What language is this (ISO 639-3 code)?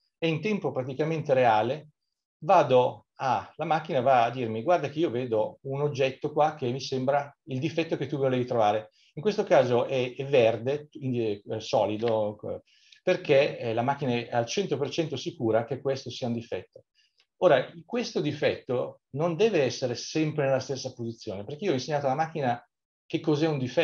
ita